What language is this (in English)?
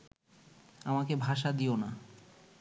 Bangla